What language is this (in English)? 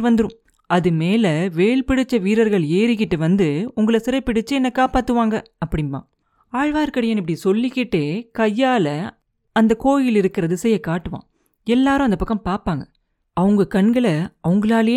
Tamil